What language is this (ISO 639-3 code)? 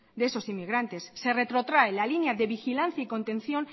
spa